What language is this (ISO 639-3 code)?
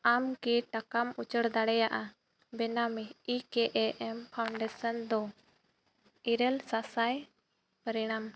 sat